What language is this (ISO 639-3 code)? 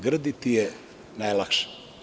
srp